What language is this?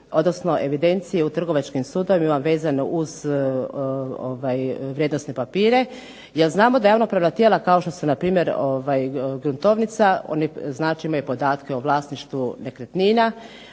Croatian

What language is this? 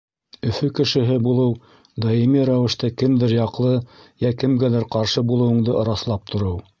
Bashkir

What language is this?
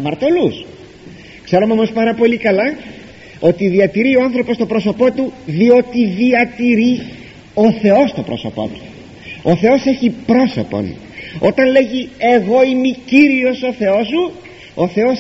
Greek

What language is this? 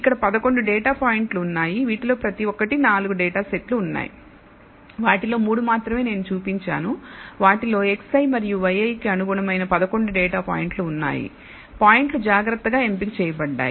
Telugu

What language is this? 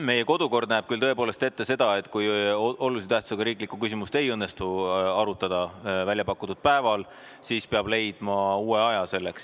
Estonian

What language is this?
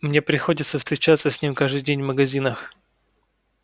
Russian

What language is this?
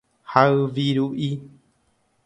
Guarani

